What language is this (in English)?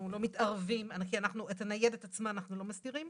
Hebrew